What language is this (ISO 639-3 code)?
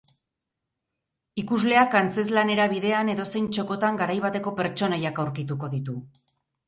eus